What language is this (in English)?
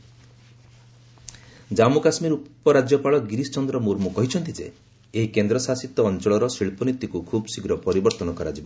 Odia